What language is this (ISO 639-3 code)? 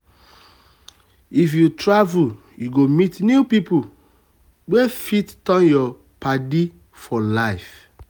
pcm